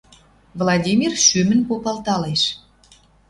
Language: Western Mari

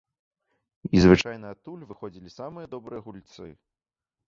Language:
Belarusian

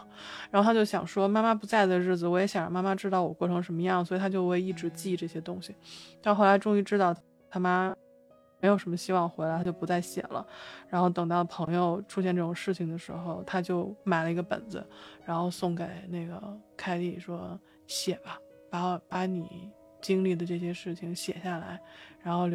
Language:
Chinese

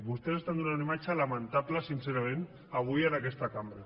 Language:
Catalan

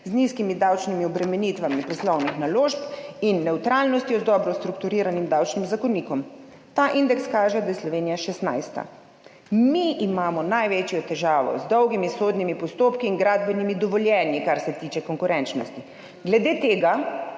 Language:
Slovenian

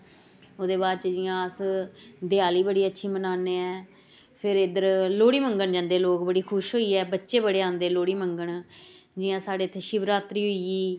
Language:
Dogri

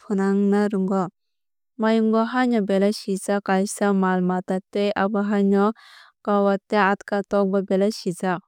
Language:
Kok Borok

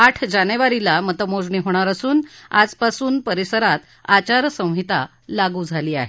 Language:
Marathi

